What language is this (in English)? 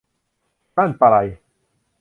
Thai